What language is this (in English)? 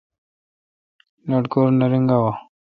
Kalkoti